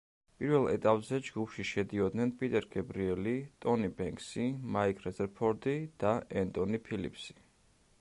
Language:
Georgian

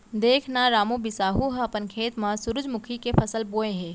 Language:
Chhattisgarhi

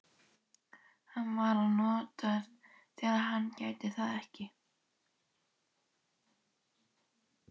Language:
Icelandic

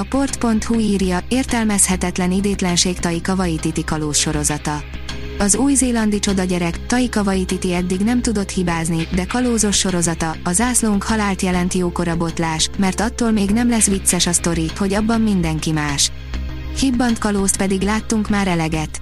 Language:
Hungarian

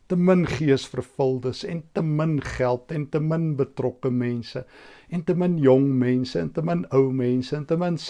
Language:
Dutch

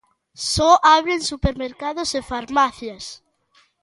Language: Galician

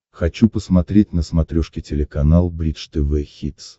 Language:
Russian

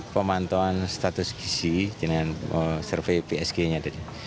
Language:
Indonesian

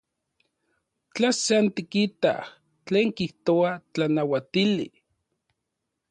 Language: Central Puebla Nahuatl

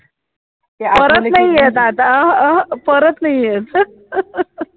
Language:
Marathi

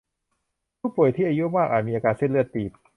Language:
Thai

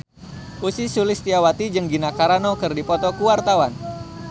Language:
Sundanese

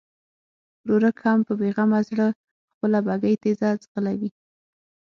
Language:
Pashto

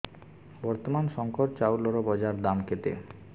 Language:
Odia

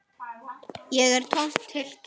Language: Icelandic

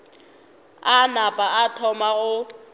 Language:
Northern Sotho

